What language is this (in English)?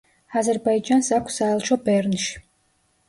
Georgian